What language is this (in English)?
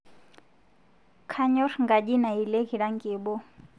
Masai